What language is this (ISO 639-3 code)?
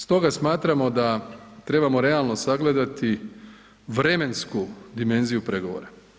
hrv